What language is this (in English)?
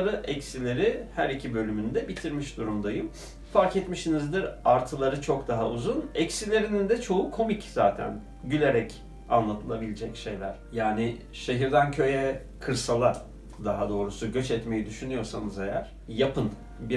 Turkish